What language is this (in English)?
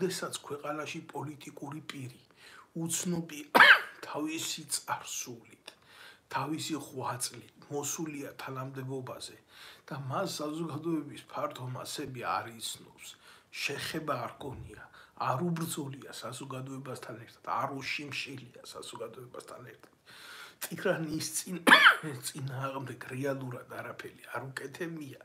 Romanian